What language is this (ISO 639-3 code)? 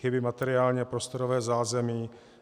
ces